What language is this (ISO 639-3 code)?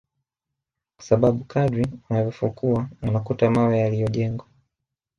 swa